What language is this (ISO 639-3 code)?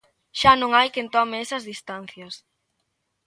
glg